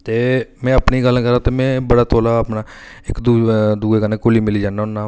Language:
Dogri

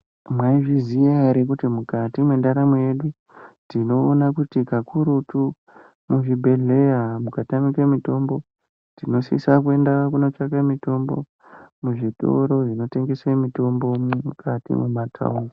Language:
Ndau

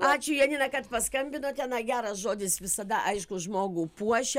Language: Lithuanian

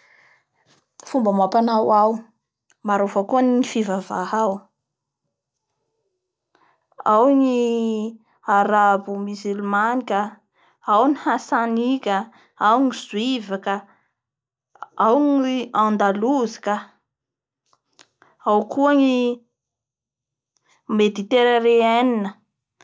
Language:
Bara Malagasy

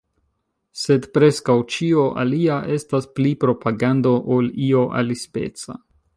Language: Esperanto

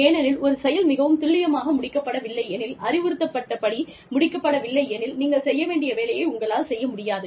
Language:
Tamil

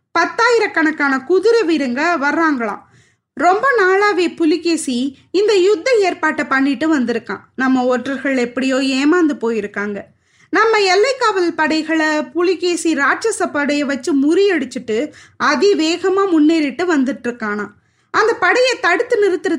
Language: Tamil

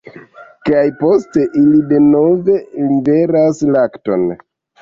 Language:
Esperanto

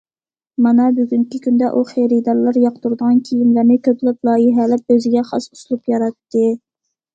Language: Uyghur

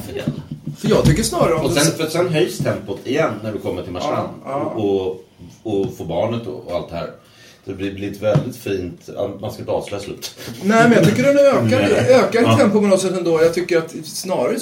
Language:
Swedish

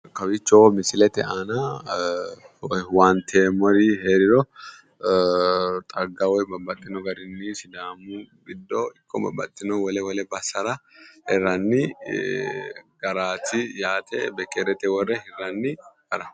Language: Sidamo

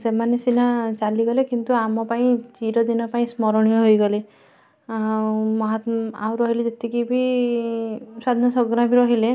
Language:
Odia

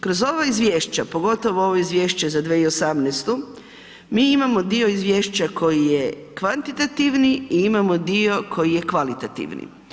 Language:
Croatian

